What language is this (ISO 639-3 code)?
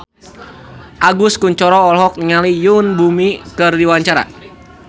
sun